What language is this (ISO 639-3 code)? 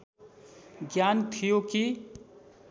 nep